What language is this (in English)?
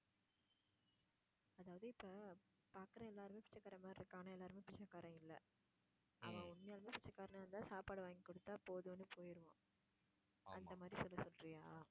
Tamil